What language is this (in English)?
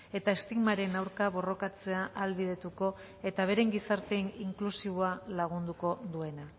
Basque